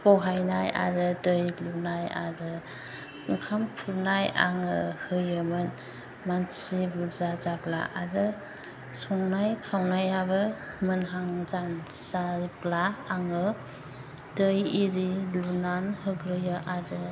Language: Bodo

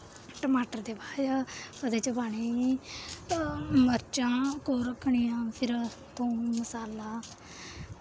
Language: Dogri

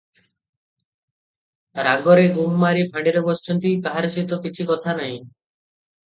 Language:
Odia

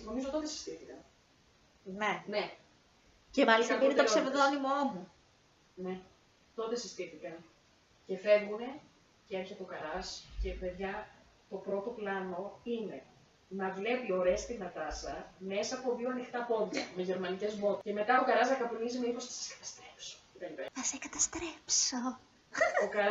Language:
Greek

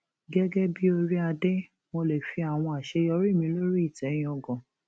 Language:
Yoruba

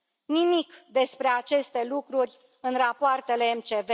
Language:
Romanian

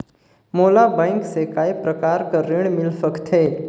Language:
Chhattisgarhi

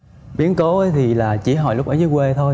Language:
Vietnamese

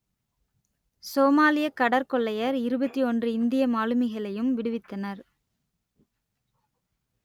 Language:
Tamil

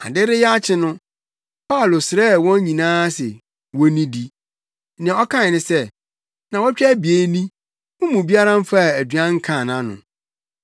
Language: Akan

